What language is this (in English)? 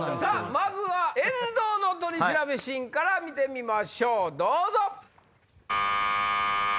Japanese